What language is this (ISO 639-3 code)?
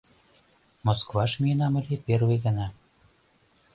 chm